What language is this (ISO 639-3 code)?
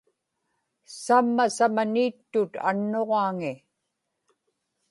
ipk